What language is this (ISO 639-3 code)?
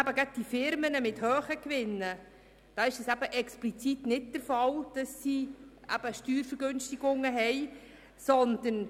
gsw